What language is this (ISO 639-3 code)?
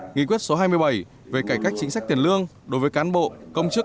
vie